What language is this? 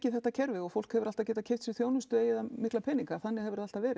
Icelandic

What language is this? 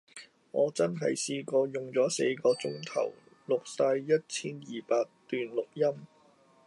Cantonese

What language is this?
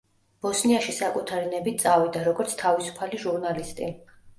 Georgian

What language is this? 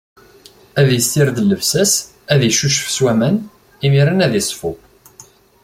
Kabyle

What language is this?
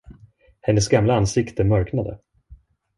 Swedish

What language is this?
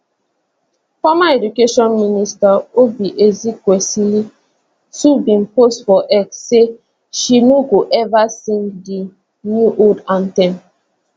Nigerian Pidgin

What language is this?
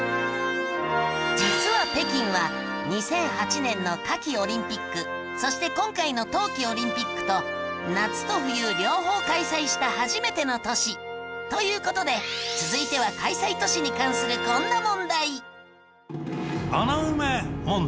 Japanese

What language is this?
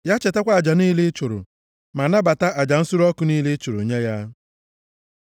Igbo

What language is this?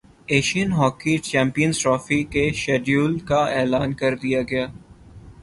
Urdu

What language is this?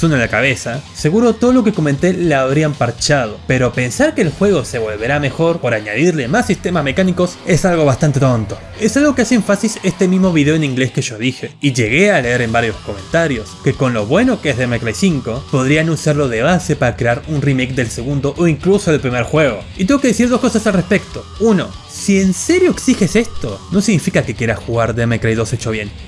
Spanish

